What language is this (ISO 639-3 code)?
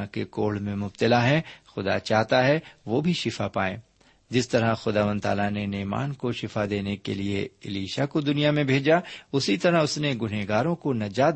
urd